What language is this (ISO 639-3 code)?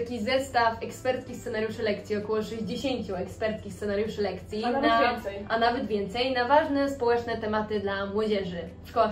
pol